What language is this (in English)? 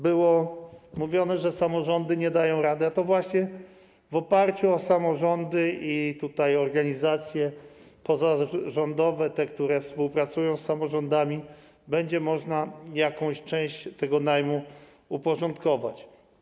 Polish